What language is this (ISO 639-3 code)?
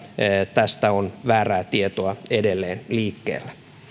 fin